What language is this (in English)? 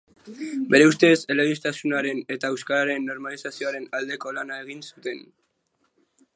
Basque